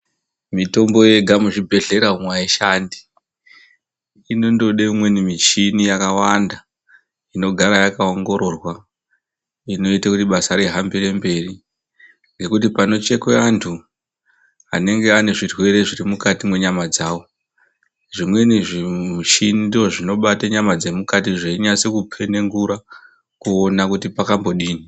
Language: Ndau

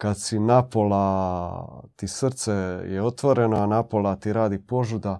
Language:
Croatian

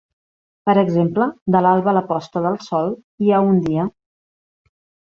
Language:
Catalan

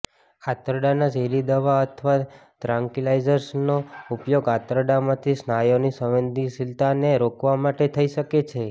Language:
Gujarati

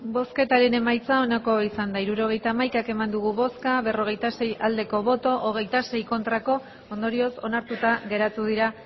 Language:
Basque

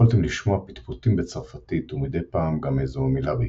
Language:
Hebrew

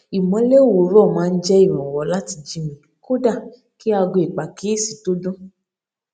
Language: Yoruba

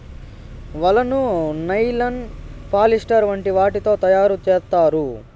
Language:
Telugu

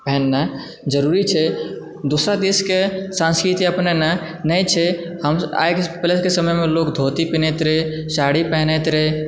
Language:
Maithili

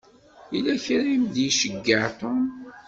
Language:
Kabyle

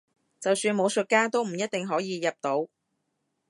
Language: Cantonese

